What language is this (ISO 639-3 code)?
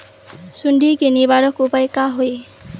mag